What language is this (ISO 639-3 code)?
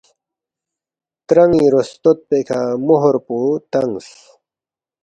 bft